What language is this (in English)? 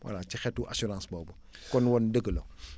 Wolof